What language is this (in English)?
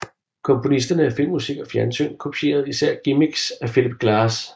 Danish